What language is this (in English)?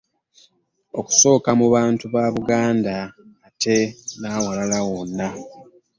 Ganda